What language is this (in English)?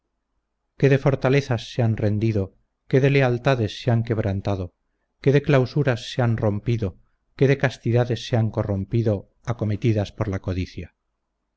Spanish